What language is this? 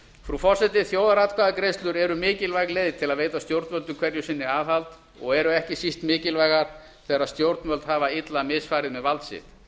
Icelandic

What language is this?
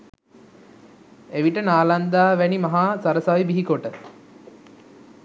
Sinhala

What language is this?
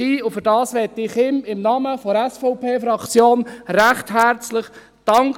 Swiss German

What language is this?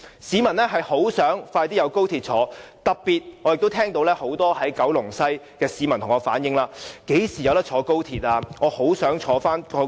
Cantonese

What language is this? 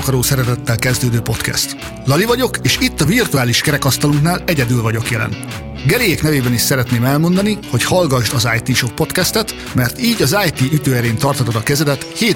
Hungarian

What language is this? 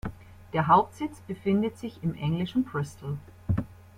German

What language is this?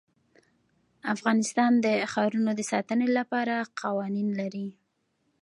Pashto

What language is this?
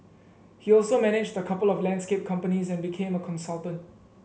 English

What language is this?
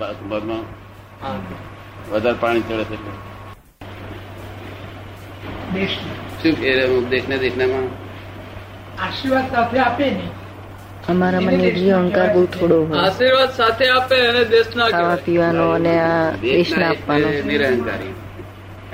Gujarati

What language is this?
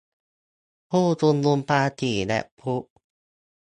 Thai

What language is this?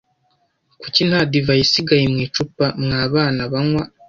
Kinyarwanda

